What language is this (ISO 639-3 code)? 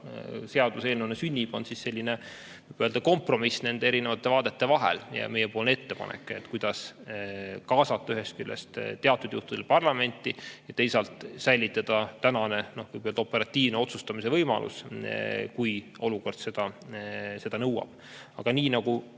est